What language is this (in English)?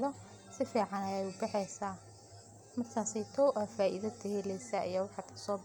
Somali